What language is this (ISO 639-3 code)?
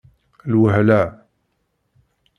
kab